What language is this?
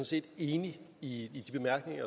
Danish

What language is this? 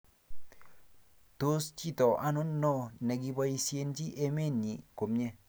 Kalenjin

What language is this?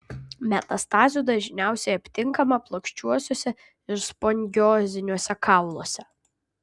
Lithuanian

